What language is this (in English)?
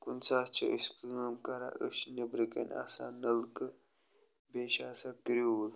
Kashmiri